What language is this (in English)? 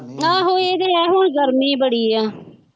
Punjabi